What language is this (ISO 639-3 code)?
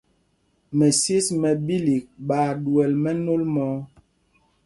mgg